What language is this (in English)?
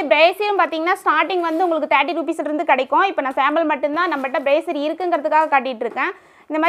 Romanian